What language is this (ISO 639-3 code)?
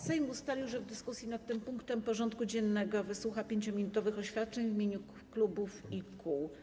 pol